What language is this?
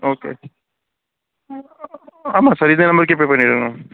Tamil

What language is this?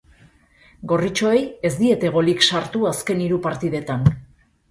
Basque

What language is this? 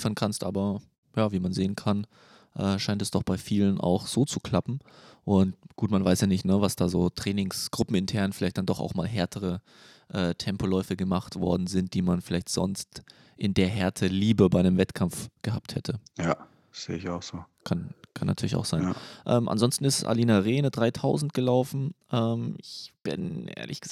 German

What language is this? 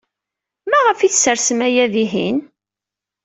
Kabyle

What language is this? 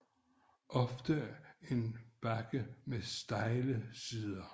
Danish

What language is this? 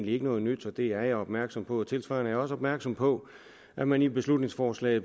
Danish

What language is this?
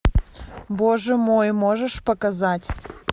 Russian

